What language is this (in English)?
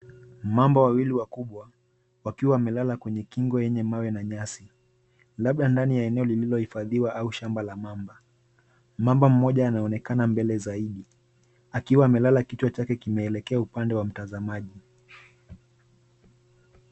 Swahili